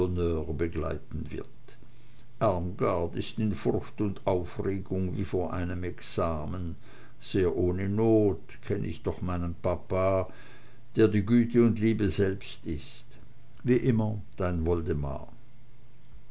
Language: German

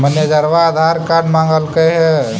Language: Magahi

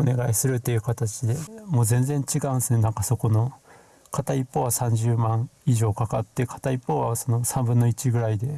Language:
Japanese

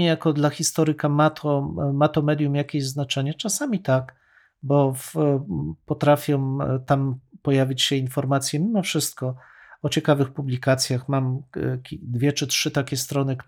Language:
Polish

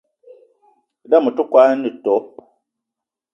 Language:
Eton (Cameroon)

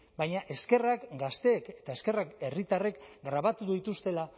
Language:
Basque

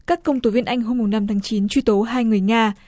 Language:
Vietnamese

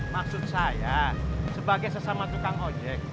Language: Indonesian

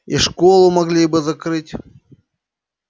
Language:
Russian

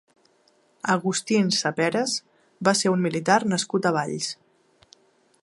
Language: Catalan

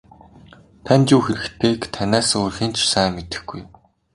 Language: Mongolian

